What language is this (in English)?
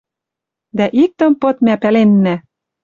Western Mari